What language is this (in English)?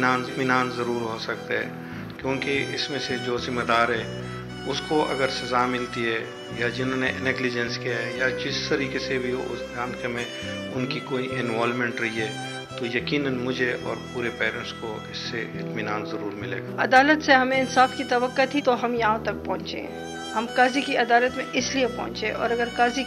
Hindi